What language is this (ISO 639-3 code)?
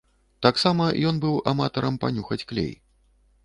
bel